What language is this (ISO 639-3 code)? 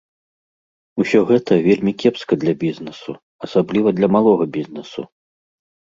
bel